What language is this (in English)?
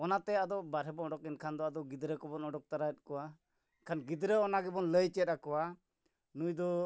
Santali